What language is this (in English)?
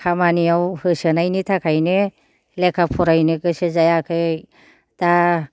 Bodo